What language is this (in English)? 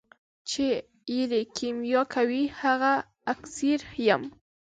Pashto